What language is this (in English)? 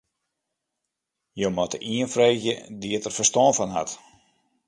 Western Frisian